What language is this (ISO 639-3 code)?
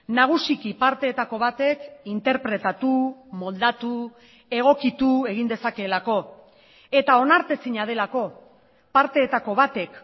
eus